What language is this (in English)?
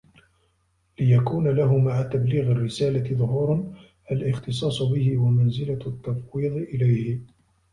Arabic